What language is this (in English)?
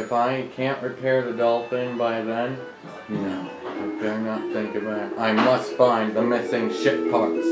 English